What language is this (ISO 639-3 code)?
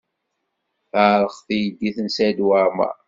kab